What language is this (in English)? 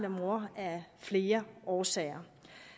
Danish